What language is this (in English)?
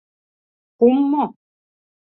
Mari